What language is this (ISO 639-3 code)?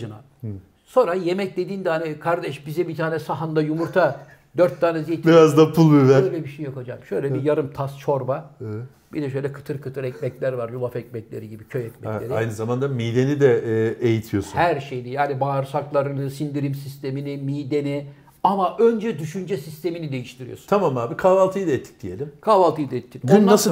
tur